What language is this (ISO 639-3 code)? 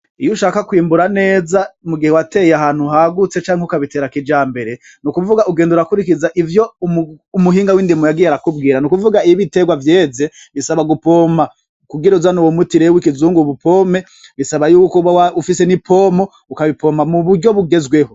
run